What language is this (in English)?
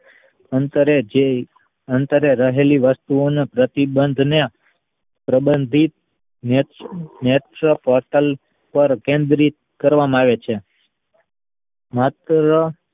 Gujarati